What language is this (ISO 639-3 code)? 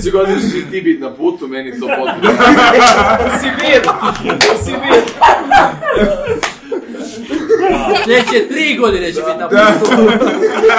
hrv